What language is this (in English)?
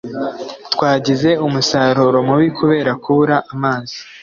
Kinyarwanda